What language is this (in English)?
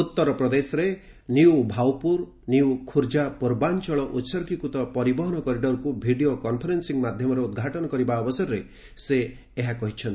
Odia